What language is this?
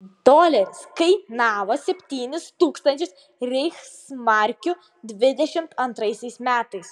Lithuanian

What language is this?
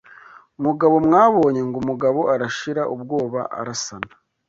Kinyarwanda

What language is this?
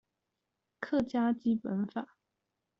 Chinese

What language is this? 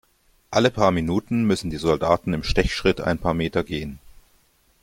German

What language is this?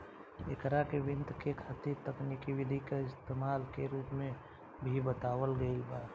Bhojpuri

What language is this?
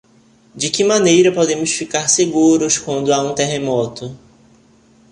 Portuguese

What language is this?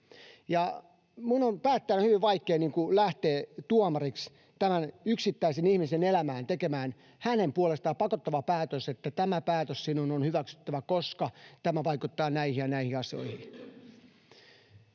Finnish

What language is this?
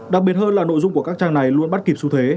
Vietnamese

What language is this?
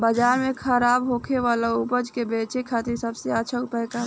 Bhojpuri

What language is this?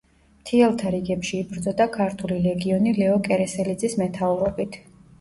Georgian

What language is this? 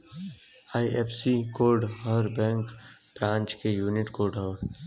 Bhojpuri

